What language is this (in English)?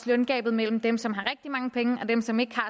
Danish